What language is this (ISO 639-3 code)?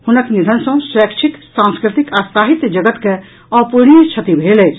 mai